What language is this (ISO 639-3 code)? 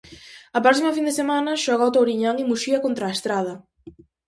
glg